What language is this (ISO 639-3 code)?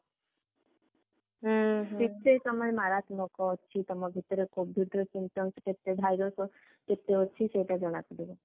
ori